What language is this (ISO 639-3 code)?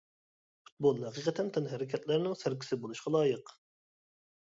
uig